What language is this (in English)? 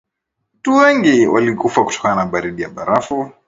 Swahili